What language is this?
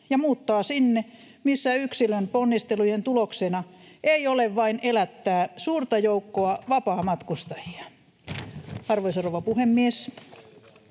Finnish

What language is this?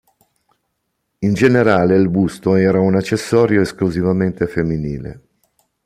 Italian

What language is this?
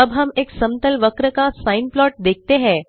Hindi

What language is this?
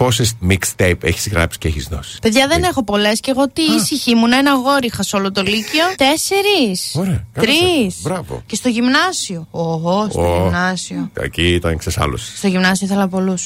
Greek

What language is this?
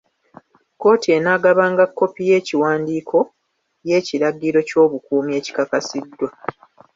Ganda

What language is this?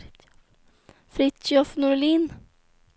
Swedish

